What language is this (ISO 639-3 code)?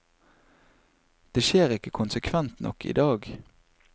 nor